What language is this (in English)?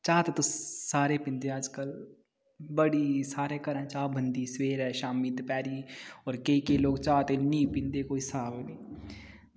Dogri